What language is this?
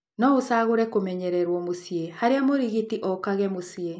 Kikuyu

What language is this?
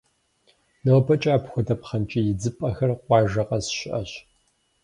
Kabardian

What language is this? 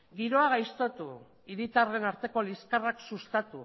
Basque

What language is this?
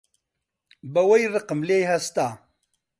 Central Kurdish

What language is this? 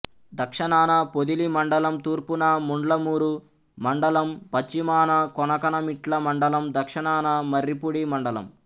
Telugu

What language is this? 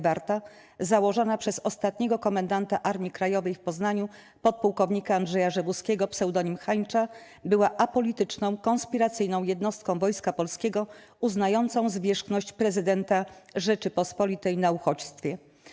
Polish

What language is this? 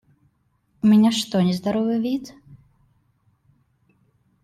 Russian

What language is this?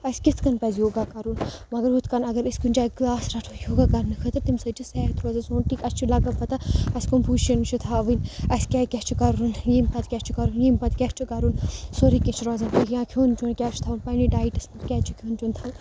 Kashmiri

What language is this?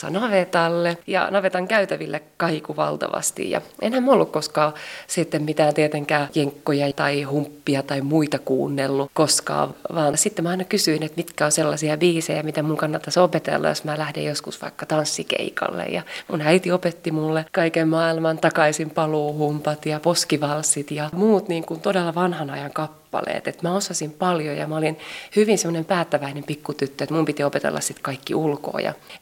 Finnish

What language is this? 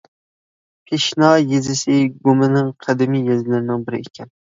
Uyghur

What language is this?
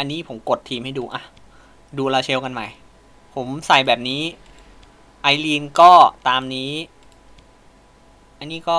Thai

